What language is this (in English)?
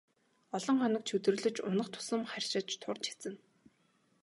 Mongolian